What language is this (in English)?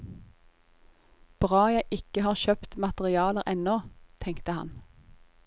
Norwegian